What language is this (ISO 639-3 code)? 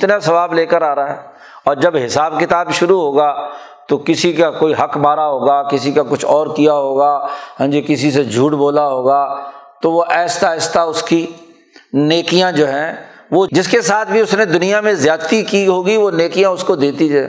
urd